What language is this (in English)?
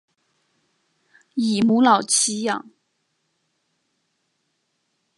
Chinese